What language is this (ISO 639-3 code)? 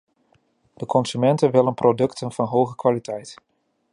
nld